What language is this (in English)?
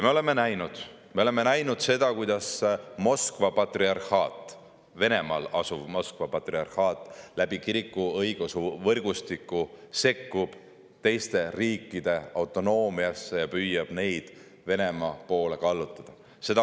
Estonian